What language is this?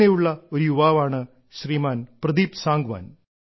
Malayalam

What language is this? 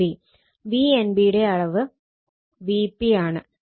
Malayalam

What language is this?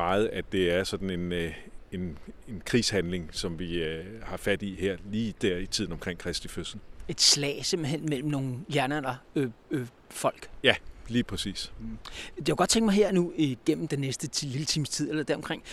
Danish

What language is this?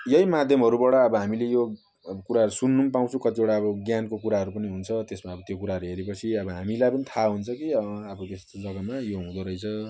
Nepali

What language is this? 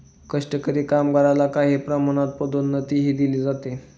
Marathi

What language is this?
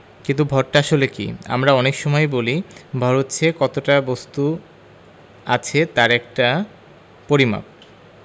Bangla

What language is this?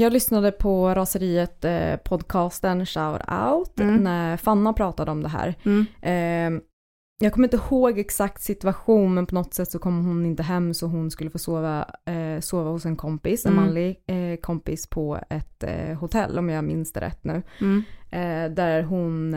Swedish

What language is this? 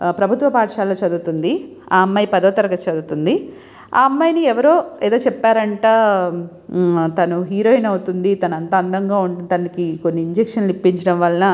Telugu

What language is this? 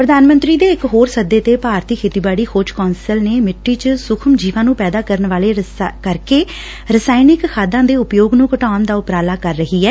Punjabi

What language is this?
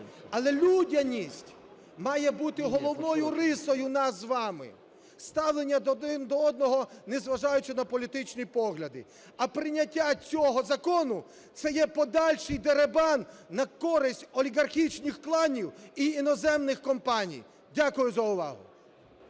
Ukrainian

